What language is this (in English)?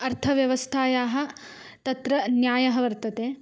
Sanskrit